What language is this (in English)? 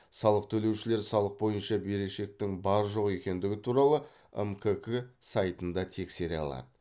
Kazakh